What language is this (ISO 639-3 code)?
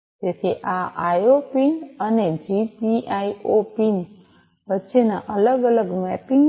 guj